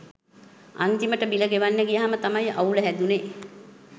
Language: Sinhala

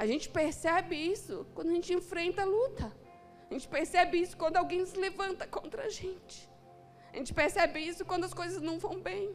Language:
Portuguese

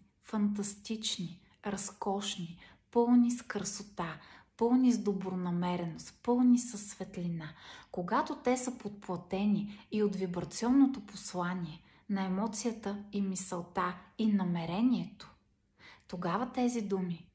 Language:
Bulgarian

